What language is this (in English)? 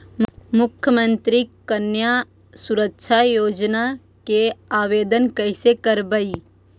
Magahi